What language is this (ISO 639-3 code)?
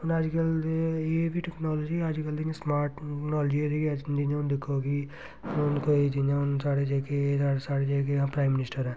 doi